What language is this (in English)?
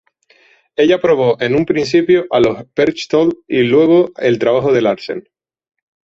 Spanish